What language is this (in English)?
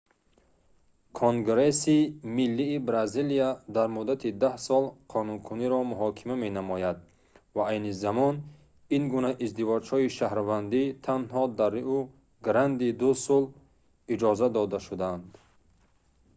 Tajik